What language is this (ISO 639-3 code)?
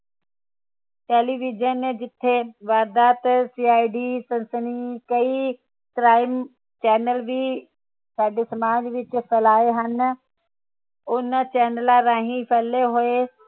pan